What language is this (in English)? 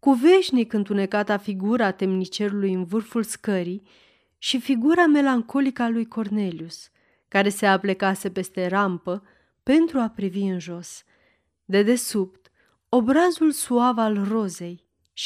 Romanian